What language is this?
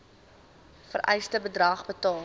Afrikaans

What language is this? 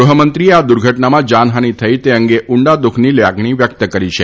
Gujarati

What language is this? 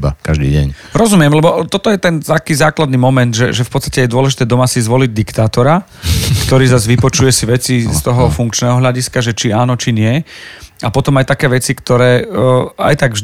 Slovak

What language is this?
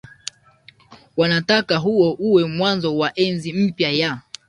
Swahili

